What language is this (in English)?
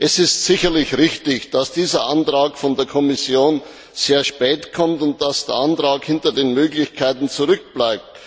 German